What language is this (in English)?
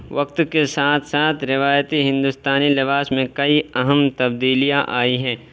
Urdu